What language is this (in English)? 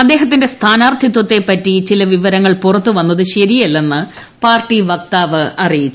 Malayalam